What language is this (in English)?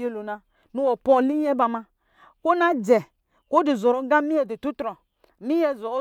Lijili